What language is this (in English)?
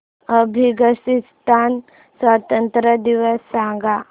Marathi